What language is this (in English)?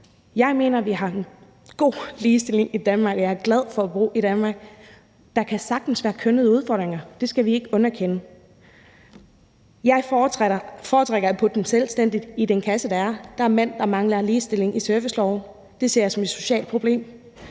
Danish